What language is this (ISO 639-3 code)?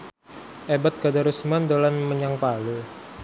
jav